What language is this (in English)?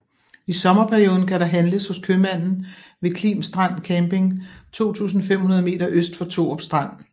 Danish